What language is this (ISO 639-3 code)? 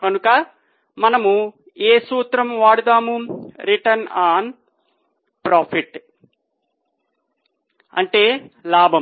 tel